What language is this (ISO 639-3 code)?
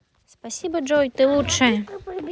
rus